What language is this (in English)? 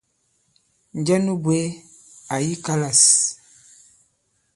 Bankon